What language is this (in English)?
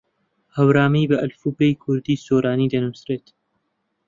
Central Kurdish